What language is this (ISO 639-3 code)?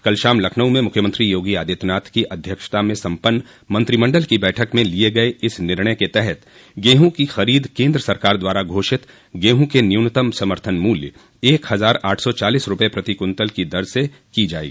hin